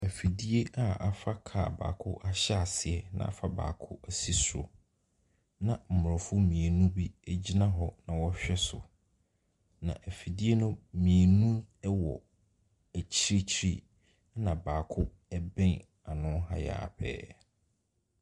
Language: Akan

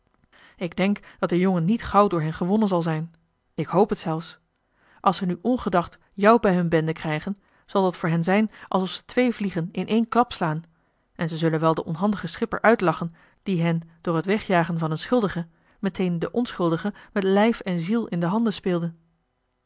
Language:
Dutch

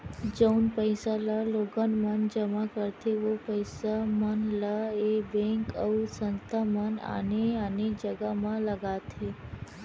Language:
Chhattisgarhi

